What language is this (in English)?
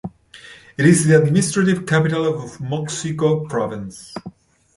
English